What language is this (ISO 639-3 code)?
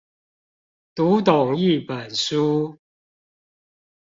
zho